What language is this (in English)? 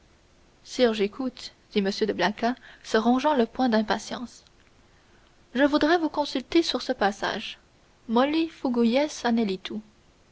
French